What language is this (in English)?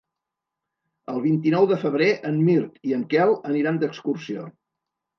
Catalan